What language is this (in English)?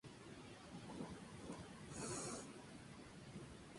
Spanish